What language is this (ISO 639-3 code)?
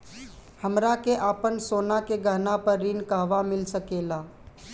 bho